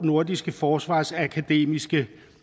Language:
Danish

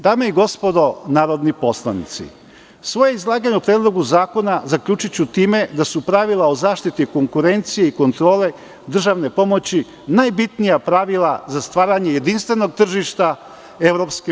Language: Serbian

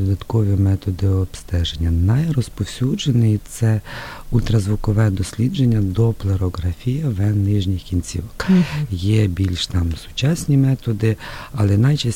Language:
Ukrainian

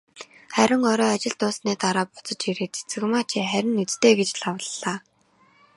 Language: Mongolian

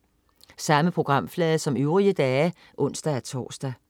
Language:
Danish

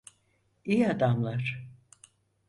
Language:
Turkish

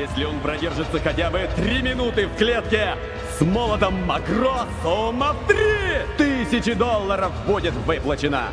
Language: Russian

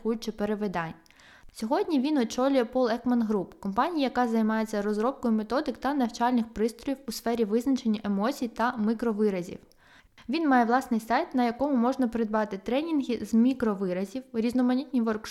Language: Ukrainian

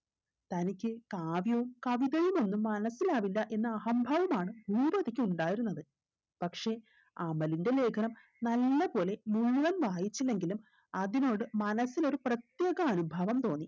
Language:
Malayalam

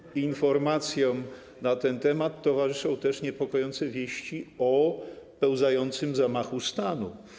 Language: Polish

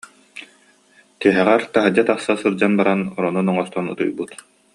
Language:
Yakut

